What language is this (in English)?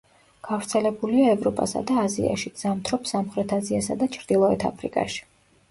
Georgian